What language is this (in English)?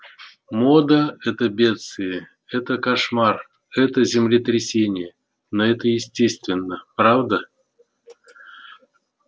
Russian